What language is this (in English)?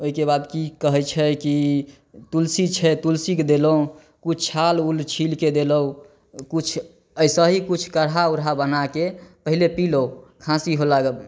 Maithili